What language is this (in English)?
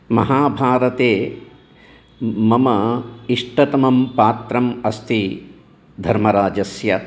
Sanskrit